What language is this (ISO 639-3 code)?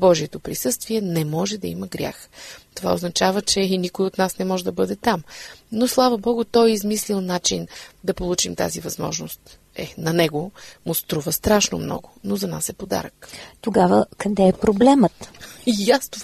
bul